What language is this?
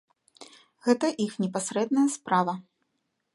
Belarusian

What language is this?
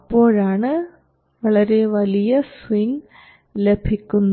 Malayalam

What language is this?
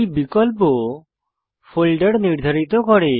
Bangla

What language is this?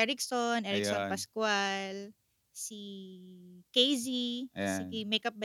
Filipino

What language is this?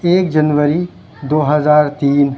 Urdu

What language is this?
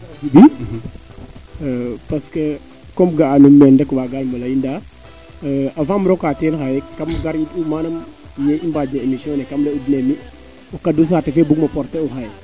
Serer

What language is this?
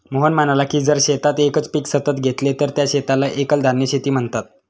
Marathi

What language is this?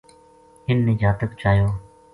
Gujari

